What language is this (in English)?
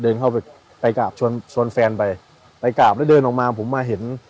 Thai